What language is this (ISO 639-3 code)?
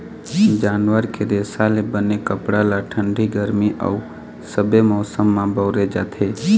hne